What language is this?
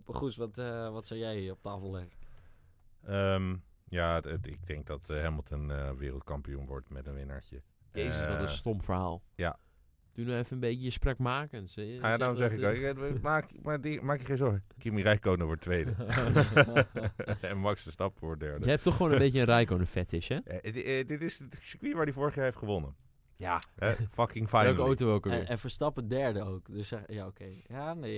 Dutch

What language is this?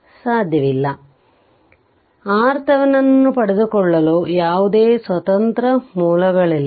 Kannada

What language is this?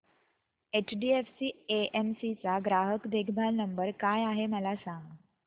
Marathi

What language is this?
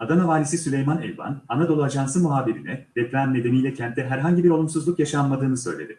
Turkish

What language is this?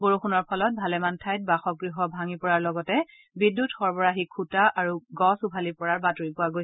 Assamese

